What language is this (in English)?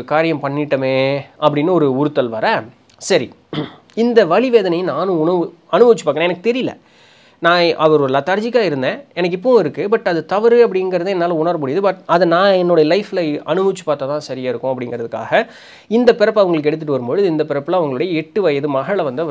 Tamil